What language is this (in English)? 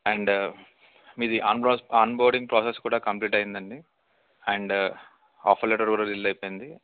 Telugu